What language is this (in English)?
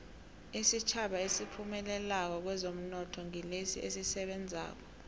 South Ndebele